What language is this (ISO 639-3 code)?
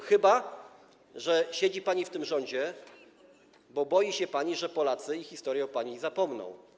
pol